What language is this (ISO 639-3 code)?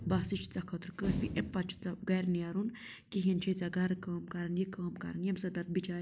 kas